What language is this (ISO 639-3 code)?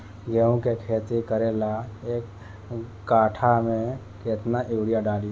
bho